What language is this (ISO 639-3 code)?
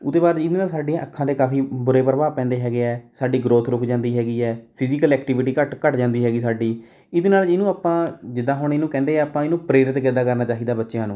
pan